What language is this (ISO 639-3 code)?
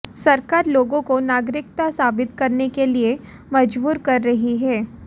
hin